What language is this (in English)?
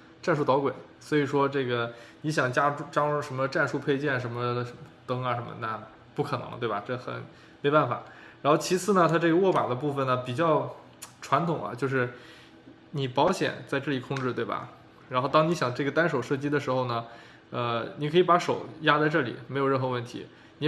Chinese